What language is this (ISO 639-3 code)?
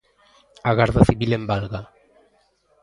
glg